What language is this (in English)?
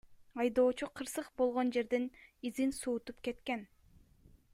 Kyrgyz